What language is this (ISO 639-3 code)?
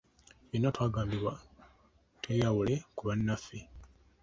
lug